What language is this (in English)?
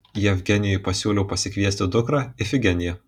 Lithuanian